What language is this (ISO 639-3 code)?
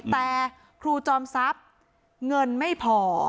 tha